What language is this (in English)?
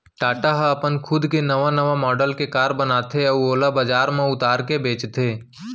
Chhattisgarhi